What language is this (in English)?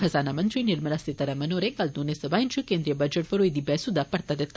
Dogri